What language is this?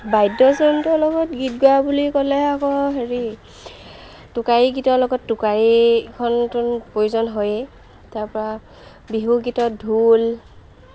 Assamese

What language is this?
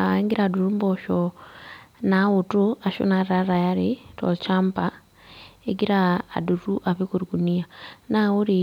Masai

